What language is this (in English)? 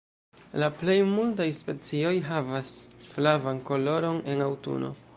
Esperanto